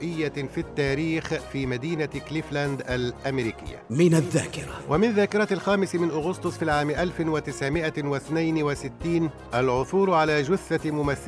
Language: Arabic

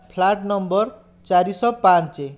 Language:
Odia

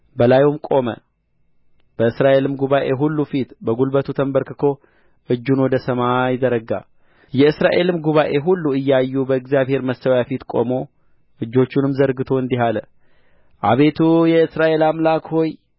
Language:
Amharic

